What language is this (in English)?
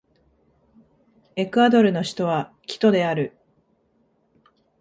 Japanese